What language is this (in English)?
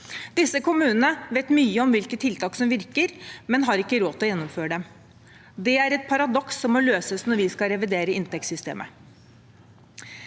Norwegian